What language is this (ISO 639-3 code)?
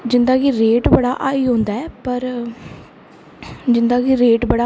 doi